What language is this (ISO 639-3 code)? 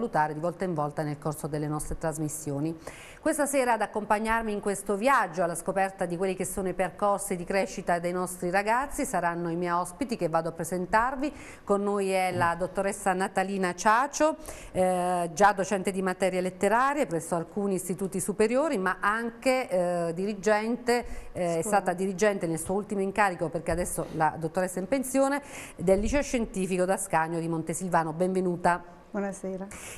ita